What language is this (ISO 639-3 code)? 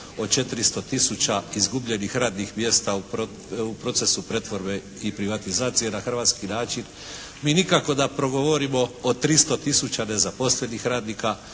hrv